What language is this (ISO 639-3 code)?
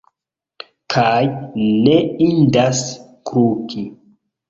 epo